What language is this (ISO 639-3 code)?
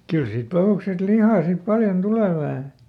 fin